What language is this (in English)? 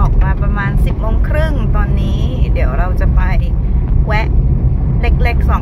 Thai